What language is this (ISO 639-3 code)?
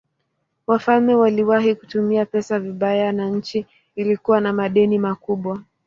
swa